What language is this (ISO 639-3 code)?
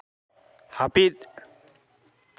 sat